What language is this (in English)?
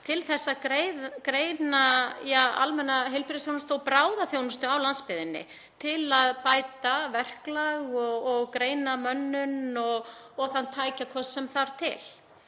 Icelandic